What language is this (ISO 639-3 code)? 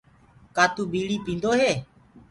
ggg